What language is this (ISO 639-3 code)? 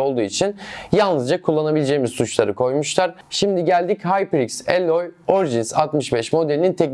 tur